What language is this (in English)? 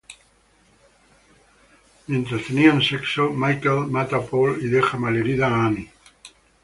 Spanish